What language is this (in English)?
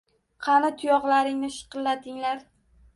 Uzbek